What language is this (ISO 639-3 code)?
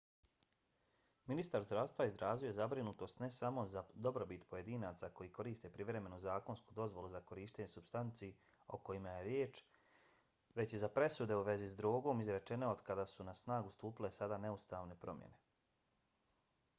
bos